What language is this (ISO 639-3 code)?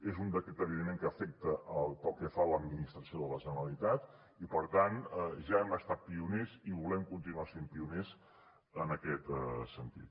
cat